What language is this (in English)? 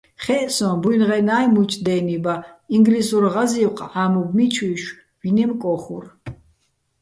Bats